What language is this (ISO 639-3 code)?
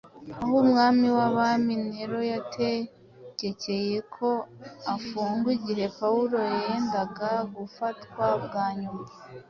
kin